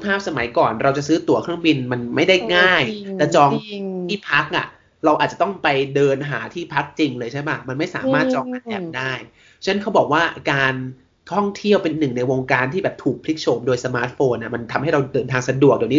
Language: Thai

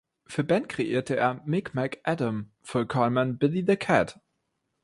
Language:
German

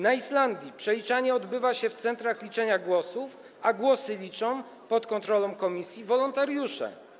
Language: Polish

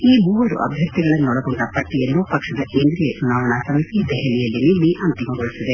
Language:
Kannada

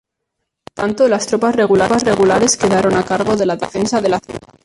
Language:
Spanish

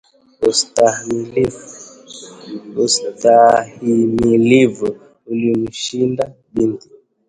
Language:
Swahili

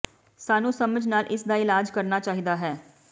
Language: Punjabi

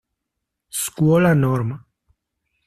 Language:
Spanish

